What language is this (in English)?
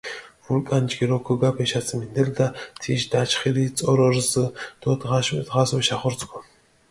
Mingrelian